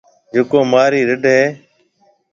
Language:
Marwari (Pakistan)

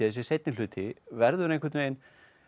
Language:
Icelandic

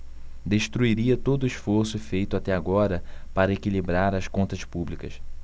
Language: Portuguese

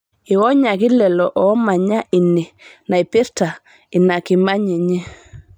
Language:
Masai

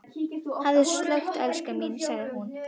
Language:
Icelandic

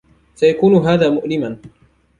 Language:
Arabic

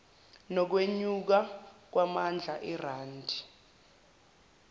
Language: Zulu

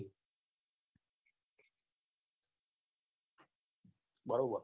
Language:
Gujarati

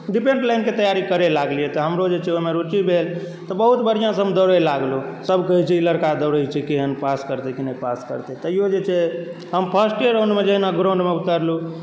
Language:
Maithili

